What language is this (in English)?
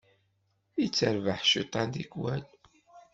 Kabyle